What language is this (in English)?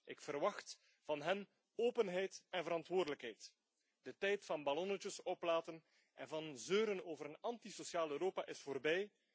Dutch